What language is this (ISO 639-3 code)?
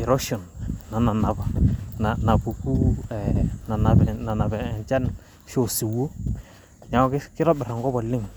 mas